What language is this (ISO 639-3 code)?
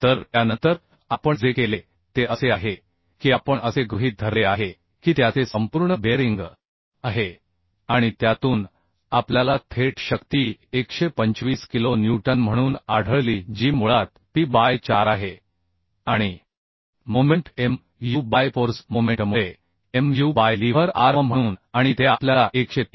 mar